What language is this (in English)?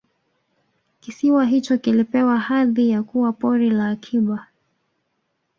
Swahili